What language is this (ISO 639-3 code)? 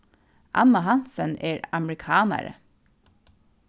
fao